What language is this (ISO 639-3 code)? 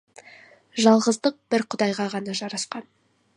kaz